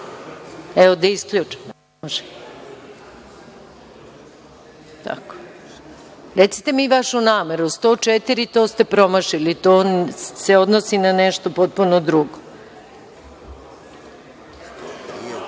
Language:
Serbian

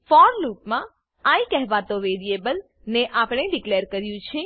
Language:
Gujarati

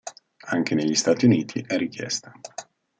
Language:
Italian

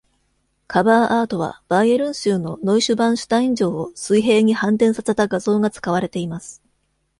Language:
Japanese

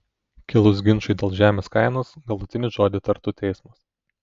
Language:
Lithuanian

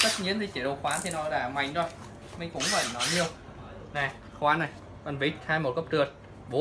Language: Vietnamese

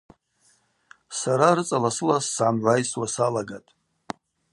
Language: Abaza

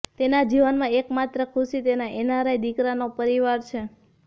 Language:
Gujarati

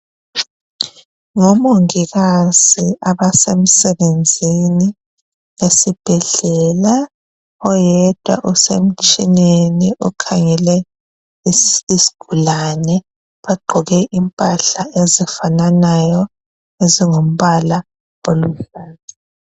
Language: North Ndebele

